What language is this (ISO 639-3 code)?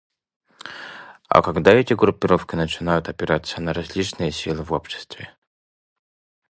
sah